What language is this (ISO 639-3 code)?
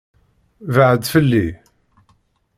kab